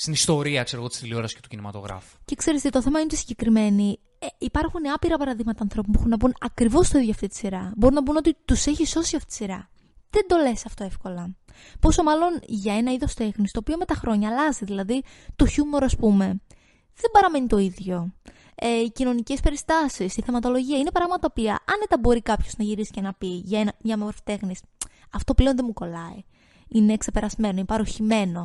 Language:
Greek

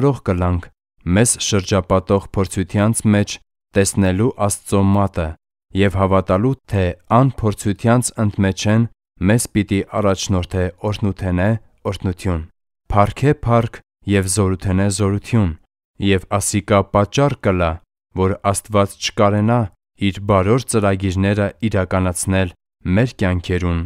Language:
Persian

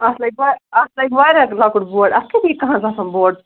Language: Kashmiri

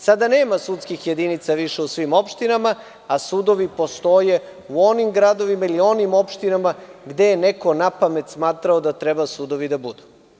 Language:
Serbian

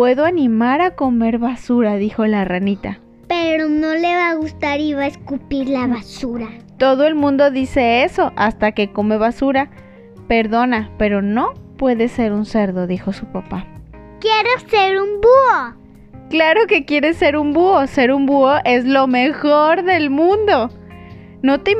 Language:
Spanish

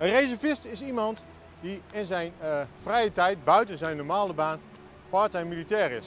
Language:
Dutch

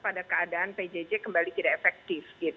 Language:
Indonesian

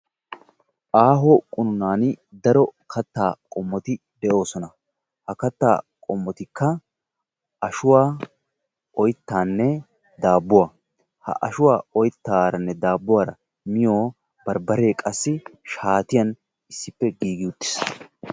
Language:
Wolaytta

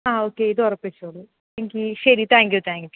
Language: Malayalam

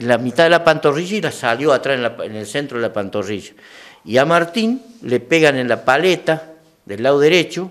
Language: Spanish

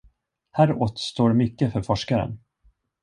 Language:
Swedish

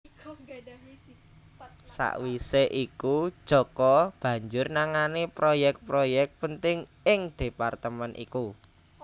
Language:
Javanese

